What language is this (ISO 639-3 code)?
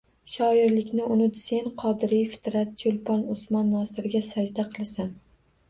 uzb